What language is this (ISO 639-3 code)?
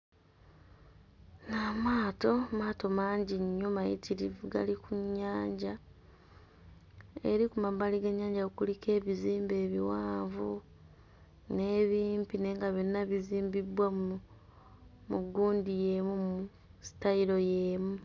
lug